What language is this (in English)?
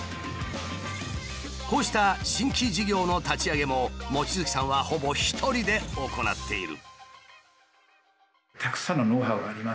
Japanese